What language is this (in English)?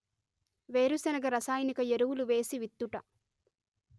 Telugu